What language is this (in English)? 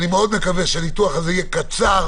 Hebrew